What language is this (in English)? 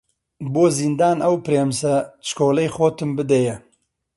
Central Kurdish